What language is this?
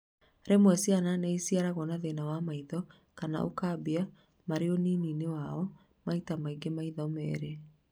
Kikuyu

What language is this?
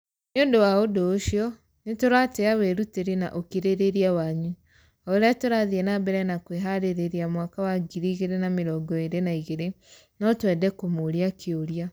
Kikuyu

